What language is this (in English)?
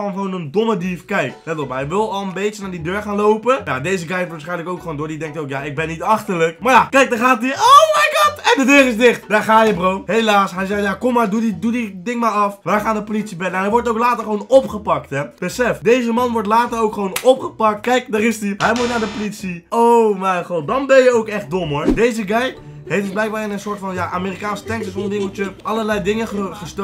Dutch